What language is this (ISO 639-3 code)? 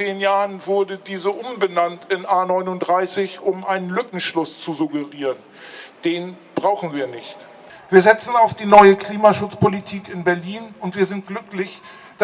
deu